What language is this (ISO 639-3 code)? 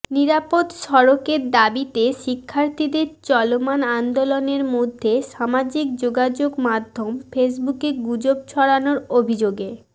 ben